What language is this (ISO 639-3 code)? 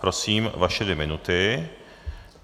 ces